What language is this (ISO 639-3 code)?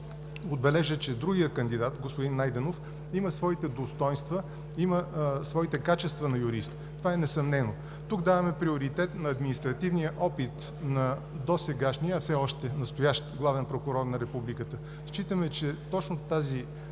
bul